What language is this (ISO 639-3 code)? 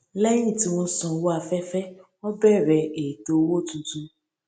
yor